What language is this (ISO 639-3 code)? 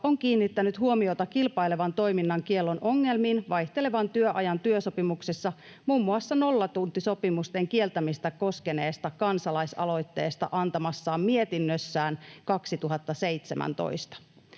fin